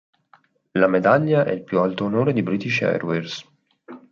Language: Italian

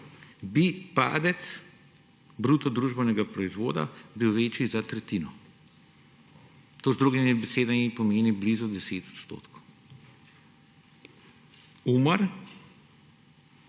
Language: Slovenian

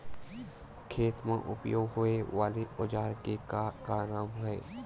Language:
Chhattisgarhi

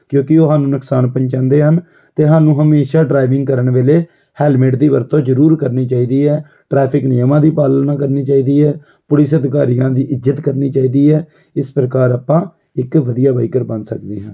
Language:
Punjabi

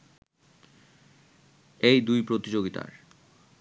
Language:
Bangla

